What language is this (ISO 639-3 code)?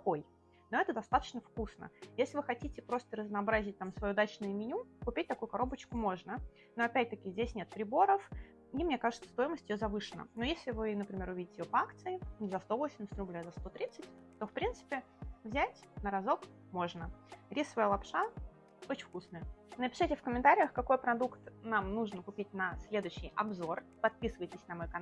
rus